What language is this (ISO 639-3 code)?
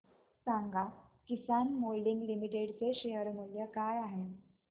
mar